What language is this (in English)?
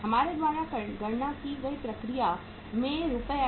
Hindi